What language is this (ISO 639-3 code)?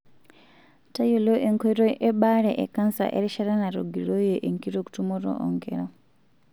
mas